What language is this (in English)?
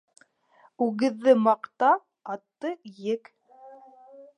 Bashkir